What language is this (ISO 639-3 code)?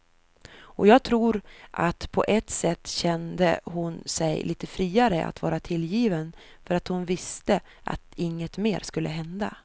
swe